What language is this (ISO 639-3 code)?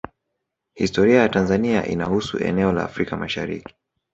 swa